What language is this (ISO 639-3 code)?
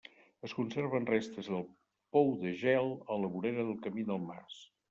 cat